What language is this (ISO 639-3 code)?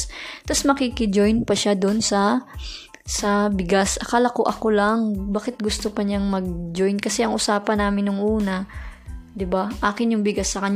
fil